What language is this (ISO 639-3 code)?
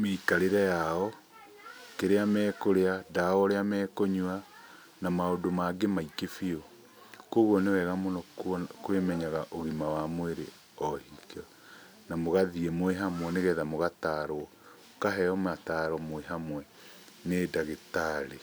kik